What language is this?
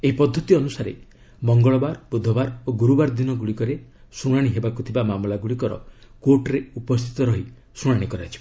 Odia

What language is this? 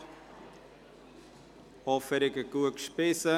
Swiss German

